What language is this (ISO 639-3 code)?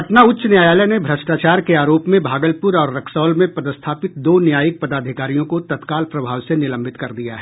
hin